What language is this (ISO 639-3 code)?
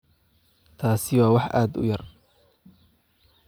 som